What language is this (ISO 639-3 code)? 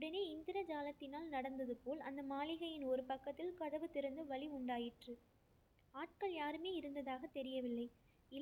tam